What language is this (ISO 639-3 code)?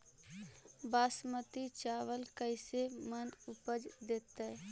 mag